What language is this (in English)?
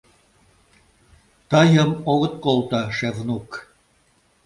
Mari